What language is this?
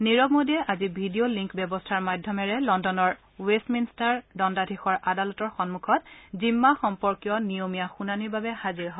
Assamese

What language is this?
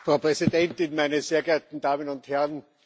German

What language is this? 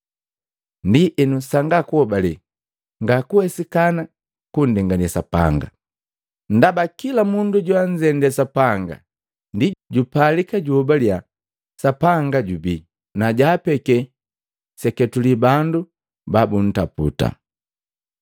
Matengo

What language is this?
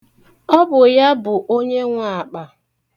Igbo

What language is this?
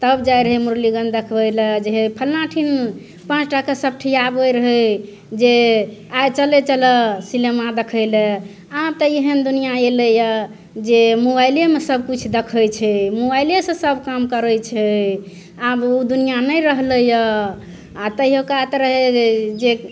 Maithili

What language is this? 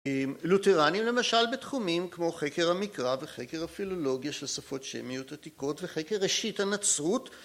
Hebrew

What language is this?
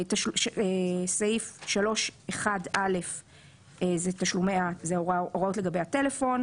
Hebrew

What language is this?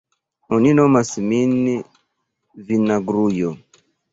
Esperanto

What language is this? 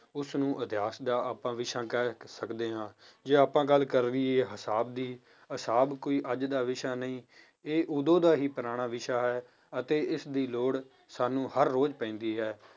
Punjabi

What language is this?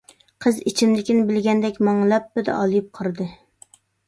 Uyghur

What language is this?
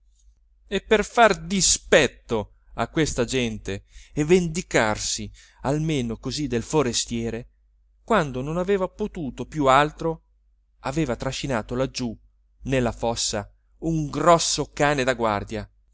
Italian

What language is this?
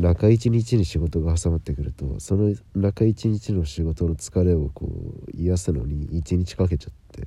Japanese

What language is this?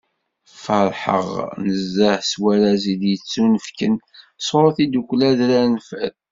Kabyle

